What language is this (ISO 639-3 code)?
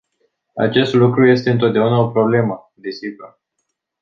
ron